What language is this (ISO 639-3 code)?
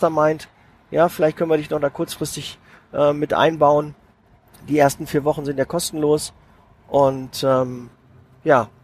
deu